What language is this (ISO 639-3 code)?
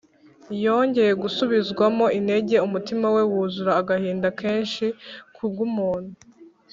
kin